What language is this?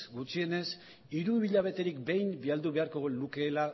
Basque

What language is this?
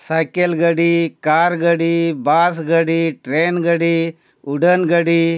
Santali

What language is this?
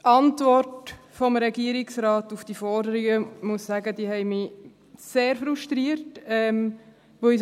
Swiss German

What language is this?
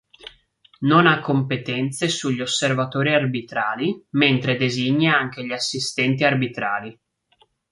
Italian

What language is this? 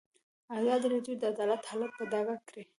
Pashto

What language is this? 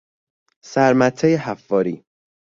Persian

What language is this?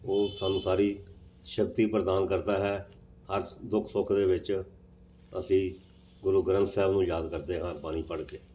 Punjabi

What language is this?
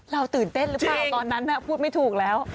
Thai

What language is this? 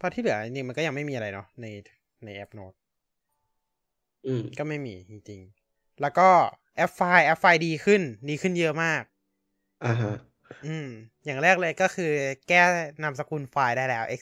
Thai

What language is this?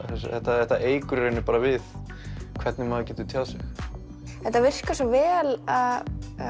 Icelandic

